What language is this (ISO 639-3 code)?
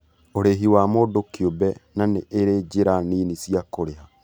kik